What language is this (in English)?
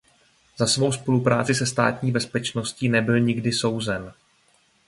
Czech